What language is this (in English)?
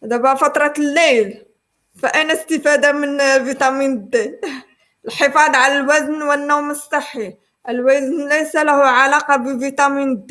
Arabic